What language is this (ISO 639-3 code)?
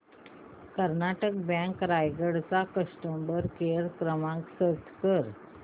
mar